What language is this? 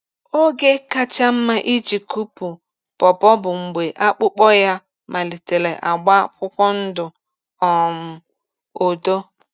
Igbo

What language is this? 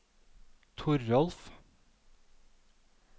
Norwegian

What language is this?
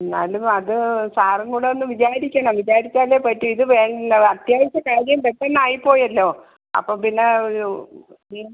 Malayalam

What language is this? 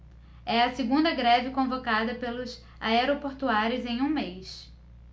Portuguese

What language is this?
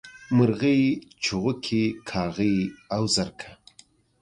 Pashto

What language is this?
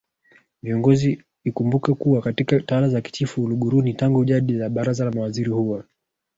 Swahili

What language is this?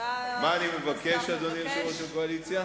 Hebrew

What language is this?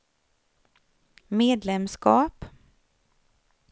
Swedish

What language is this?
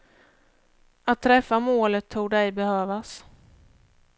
Swedish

